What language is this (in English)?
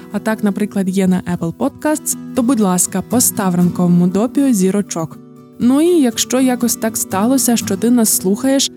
Ukrainian